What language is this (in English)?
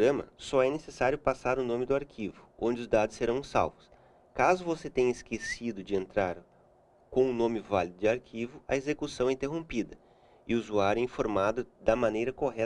Portuguese